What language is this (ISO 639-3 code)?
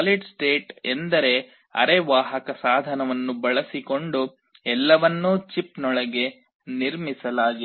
kan